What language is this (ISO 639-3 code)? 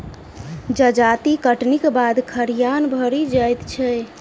mai